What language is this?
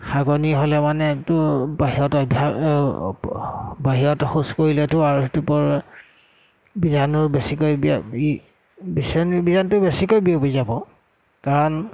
Assamese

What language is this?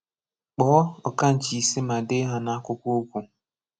Igbo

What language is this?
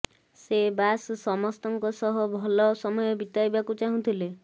Odia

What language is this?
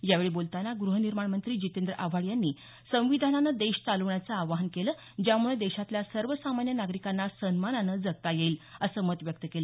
Marathi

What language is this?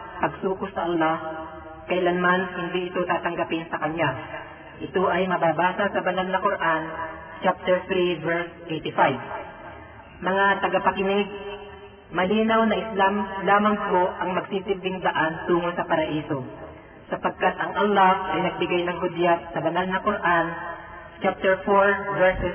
Filipino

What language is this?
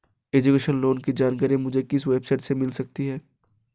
Hindi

